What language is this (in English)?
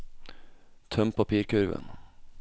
Norwegian